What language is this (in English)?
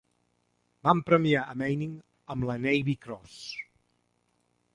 Catalan